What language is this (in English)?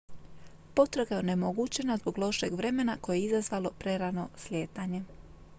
Croatian